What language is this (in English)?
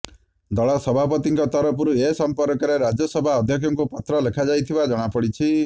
Odia